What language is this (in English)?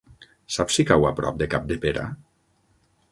Catalan